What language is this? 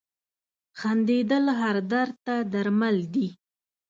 Pashto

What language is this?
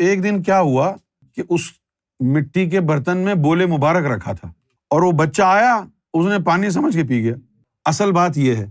Urdu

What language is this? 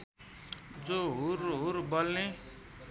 Nepali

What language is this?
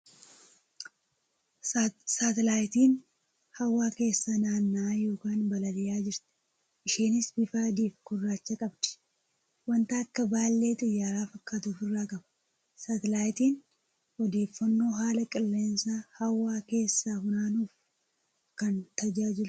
Oromo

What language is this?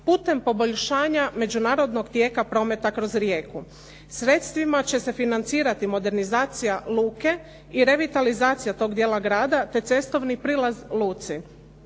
Croatian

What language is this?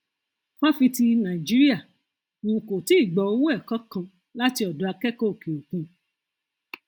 Yoruba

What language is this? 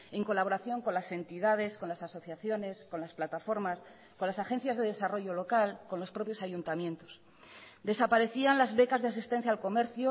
Spanish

